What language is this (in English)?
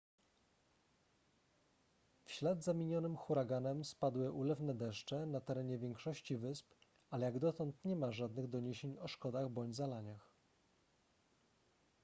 Polish